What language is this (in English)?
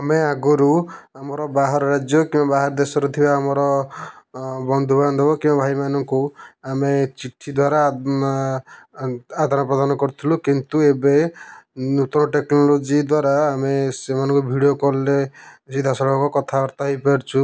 Odia